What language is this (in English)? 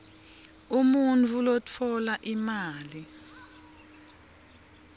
Swati